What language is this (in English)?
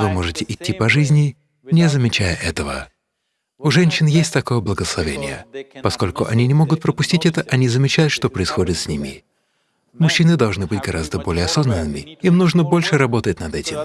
Russian